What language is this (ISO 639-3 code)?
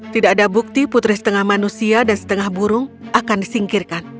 ind